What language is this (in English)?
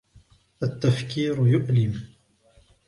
Arabic